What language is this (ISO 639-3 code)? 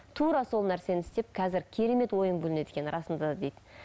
kaz